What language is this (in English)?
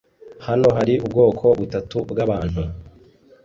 Kinyarwanda